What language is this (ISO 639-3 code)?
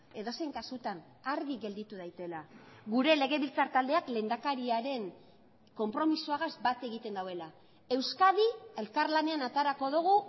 eus